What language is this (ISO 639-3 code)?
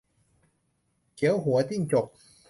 tha